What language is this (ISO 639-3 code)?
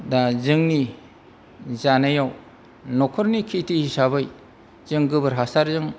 brx